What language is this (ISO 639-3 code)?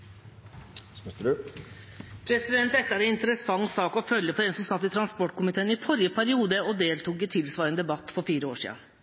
nor